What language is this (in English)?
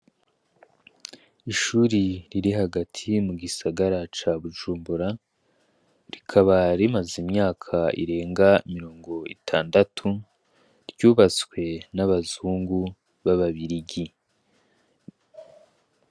Rundi